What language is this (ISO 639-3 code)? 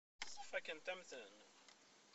kab